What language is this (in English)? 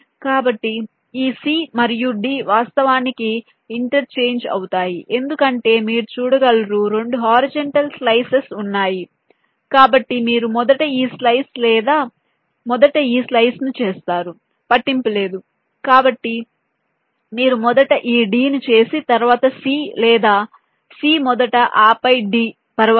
Telugu